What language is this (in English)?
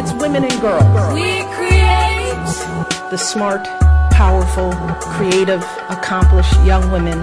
Ukrainian